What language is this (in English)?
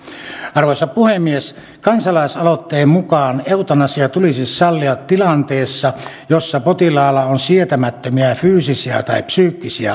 Finnish